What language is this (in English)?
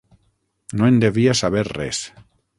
Catalan